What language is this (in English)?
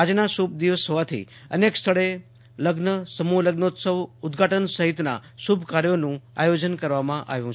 Gujarati